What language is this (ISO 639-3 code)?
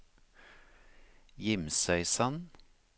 nor